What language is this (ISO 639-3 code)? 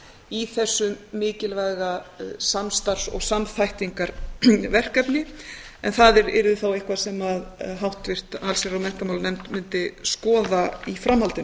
isl